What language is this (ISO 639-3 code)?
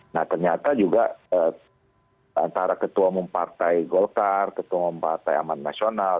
ind